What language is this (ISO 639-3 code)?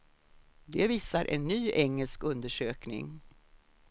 swe